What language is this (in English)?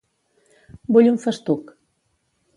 Catalan